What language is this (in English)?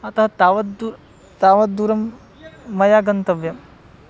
Sanskrit